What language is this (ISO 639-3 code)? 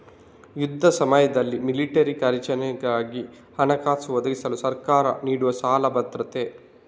kan